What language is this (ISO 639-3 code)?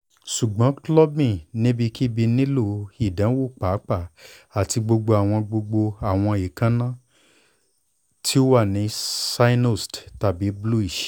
yor